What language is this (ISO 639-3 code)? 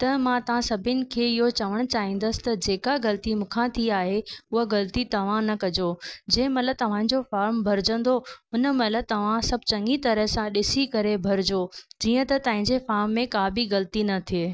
snd